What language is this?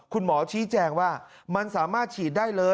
Thai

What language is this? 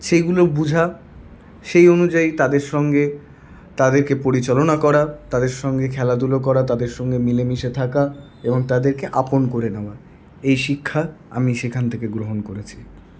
Bangla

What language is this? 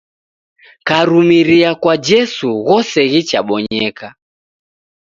Taita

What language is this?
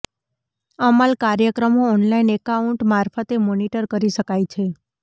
Gujarati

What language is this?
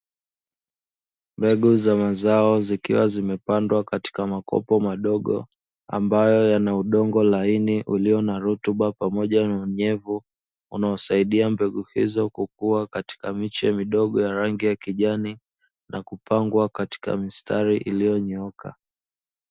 Swahili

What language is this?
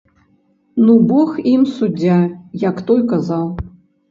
Belarusian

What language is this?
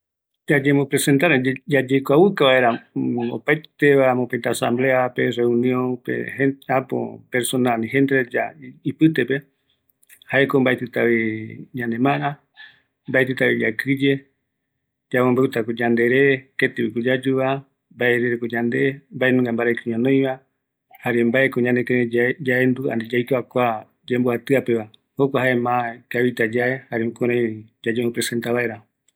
Eastern Bolivian Guaraní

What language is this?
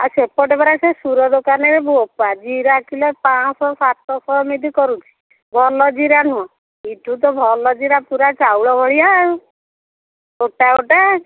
Odia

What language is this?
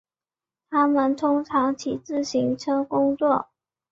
Chinese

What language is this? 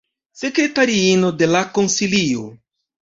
Esperanto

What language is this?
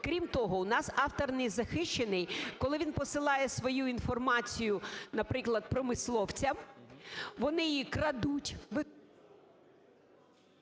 Ukrainian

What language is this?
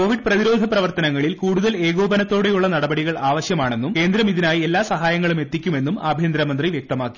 Malayalam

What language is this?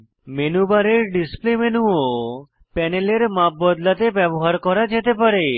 Bangla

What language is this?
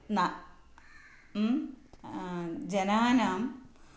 Sanskrit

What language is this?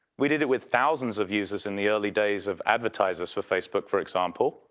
English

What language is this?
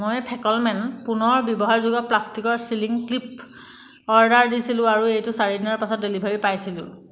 Assamese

